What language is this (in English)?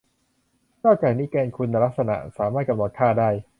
Thai